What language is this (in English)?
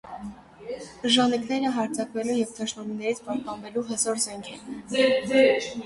Armenian